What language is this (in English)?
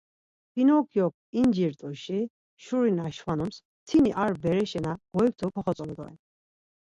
Laz